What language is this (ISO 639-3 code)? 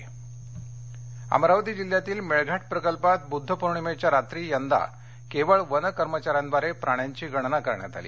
mar